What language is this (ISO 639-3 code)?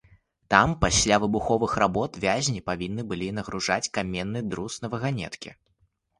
bel